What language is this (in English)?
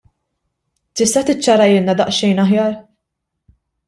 Maltese